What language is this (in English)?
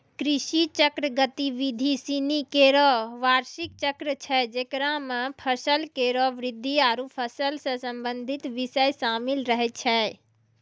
Maithili